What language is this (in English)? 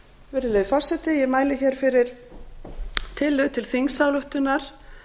Icelandic